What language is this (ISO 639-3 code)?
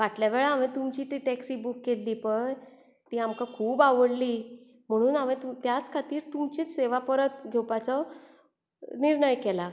kok